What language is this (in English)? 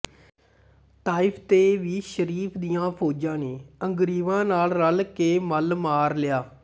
Punjabi